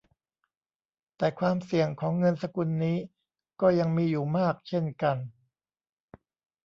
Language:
Thai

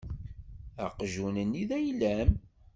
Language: Kabyle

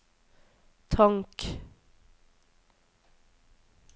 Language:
Norwegian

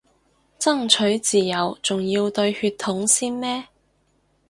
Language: Cantonese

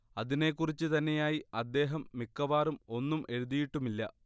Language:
Malayalam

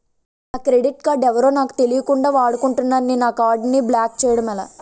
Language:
Telugu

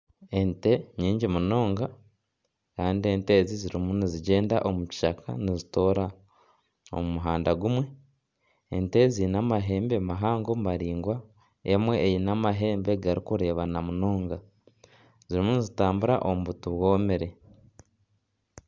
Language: Nyankole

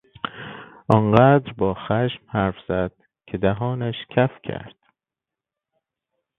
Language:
Persian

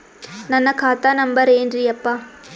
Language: Kannada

